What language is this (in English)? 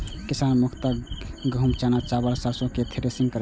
Maithili